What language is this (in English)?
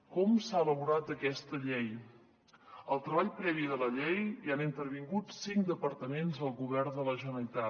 Catalan